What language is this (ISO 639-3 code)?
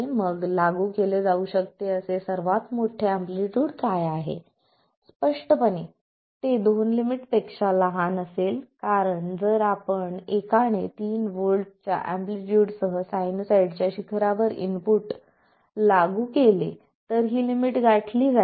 mar